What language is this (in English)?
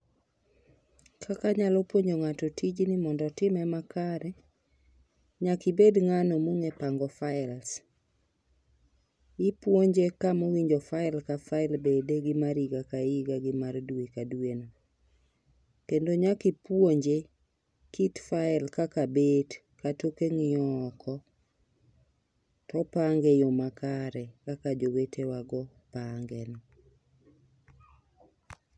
Luo (Kenya and Tanzania)